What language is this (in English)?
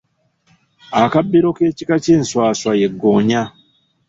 Ganda